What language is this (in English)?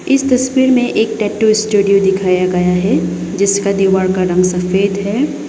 Hindi